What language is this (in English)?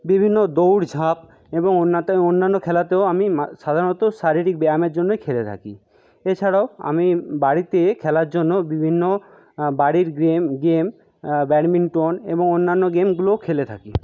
Bangla